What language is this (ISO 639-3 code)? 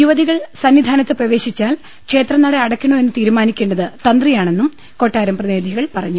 mal